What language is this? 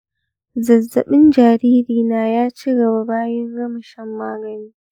Hausa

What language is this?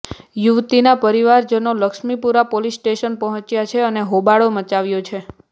Gujarati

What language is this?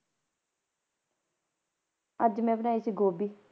Punjabi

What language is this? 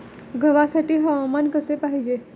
Marathi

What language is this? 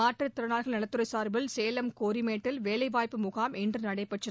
Tamil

